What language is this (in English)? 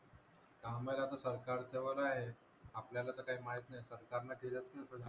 Marathi